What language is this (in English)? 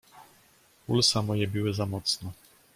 Polish